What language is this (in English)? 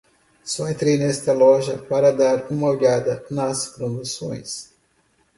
Portuguese